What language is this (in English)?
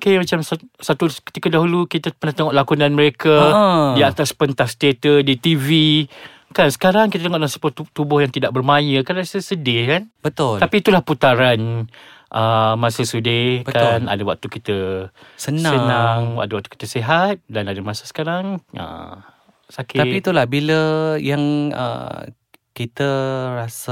Malay